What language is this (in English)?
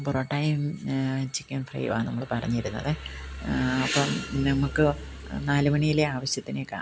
Malayalam